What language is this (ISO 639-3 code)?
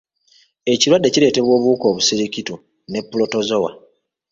lug